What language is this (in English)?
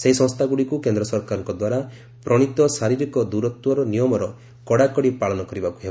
Odia